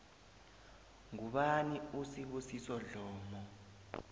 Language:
South Ndebele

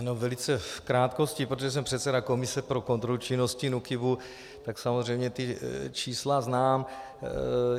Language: Czech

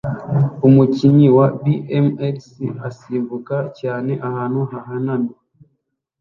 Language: Kinyarwanda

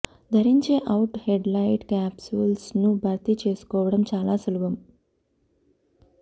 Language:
Telugu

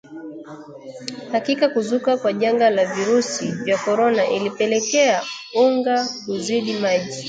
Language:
Swahili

